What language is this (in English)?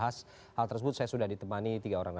Indonesian